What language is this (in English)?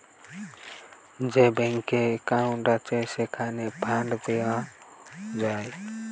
Bangla